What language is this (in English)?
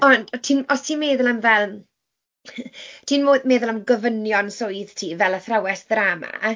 Welsh